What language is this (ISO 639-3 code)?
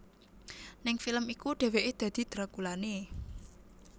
jav